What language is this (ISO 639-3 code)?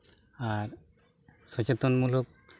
sat